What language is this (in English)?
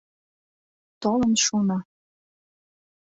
Mari